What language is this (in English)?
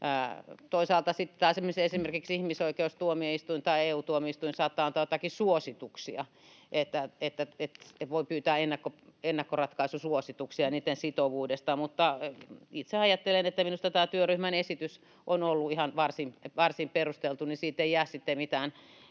Finnish